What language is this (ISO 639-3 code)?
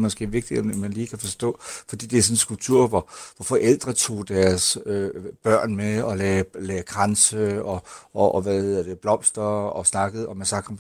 dan